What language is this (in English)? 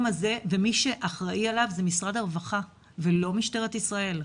Hebrew